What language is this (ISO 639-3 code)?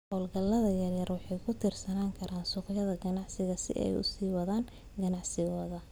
som